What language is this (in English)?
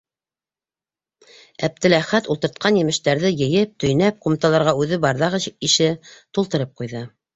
Bashkir